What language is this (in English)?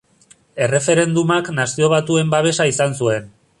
Basque